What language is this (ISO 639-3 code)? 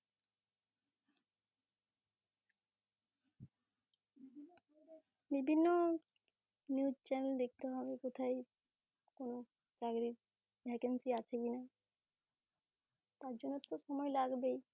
ben